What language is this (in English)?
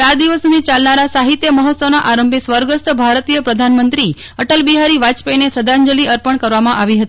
Gujarati